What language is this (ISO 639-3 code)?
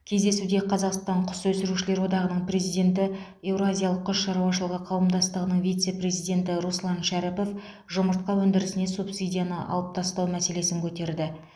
kaz